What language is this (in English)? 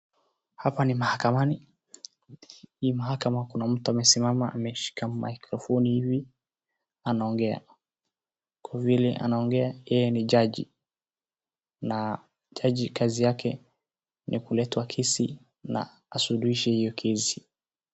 Swahili